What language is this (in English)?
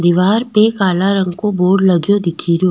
Rajasthani